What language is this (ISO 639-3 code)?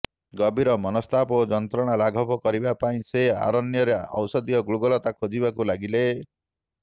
ori